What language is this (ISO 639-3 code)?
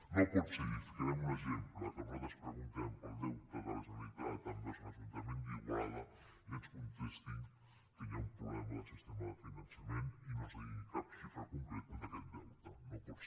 cat